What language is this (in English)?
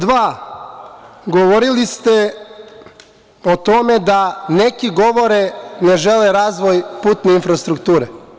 Serbian